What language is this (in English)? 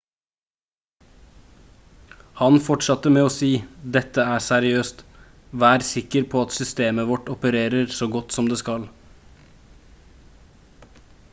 Norwegian Bokmål